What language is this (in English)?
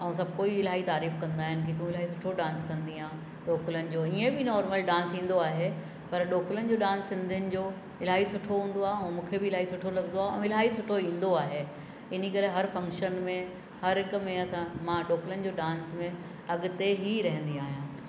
Sindhi